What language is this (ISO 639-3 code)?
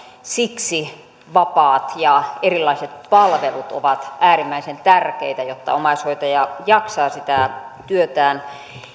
fin